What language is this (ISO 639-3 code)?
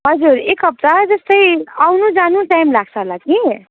nep